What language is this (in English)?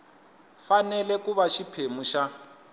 Tsonga